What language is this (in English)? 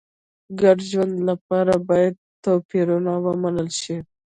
Pashto